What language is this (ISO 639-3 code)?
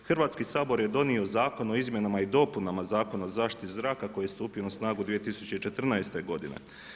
hrv